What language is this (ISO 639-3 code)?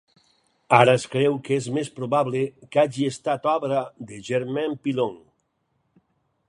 cat